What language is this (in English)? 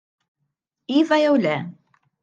Maltese